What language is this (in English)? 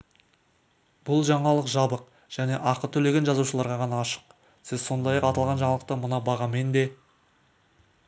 Kazakh